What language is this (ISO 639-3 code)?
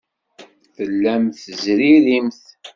kab